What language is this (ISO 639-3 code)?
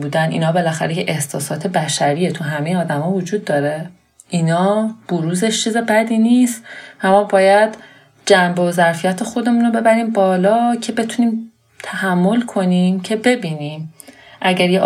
fas